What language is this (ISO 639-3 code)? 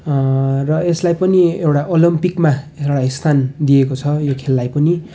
nep